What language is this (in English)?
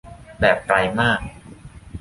Thai